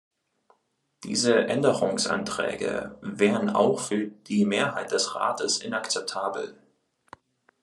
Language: German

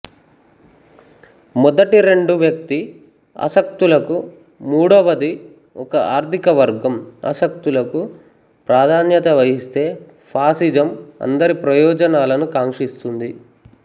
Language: Telugu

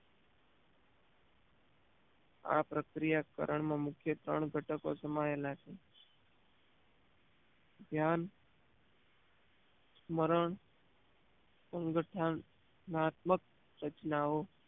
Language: Gujarati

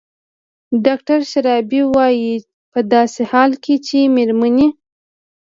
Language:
Pashto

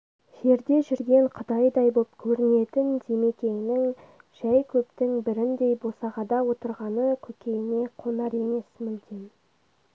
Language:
Kazakh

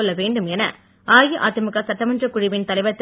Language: Tamil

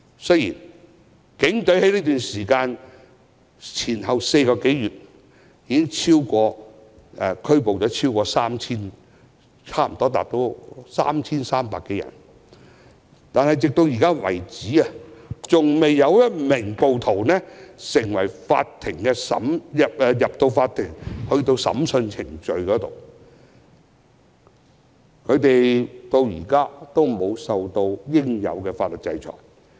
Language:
Cantonese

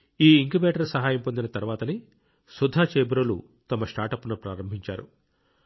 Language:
Telugu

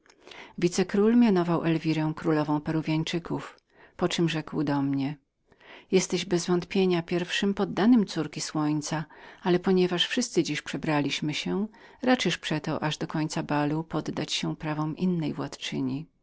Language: Polish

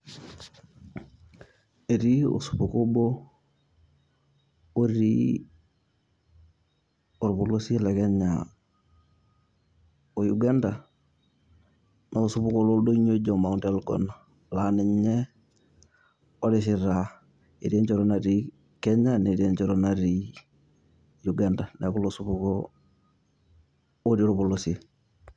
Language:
Masai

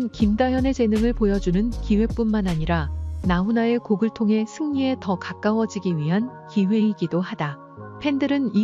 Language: Korean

